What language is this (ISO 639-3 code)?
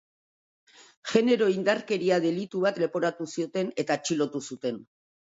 eus